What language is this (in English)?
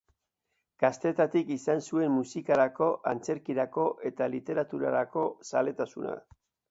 Basque